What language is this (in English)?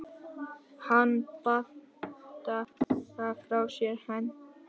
Icelandic